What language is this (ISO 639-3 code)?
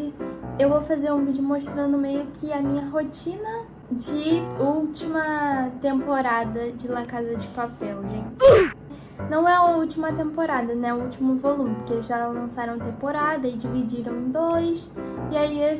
por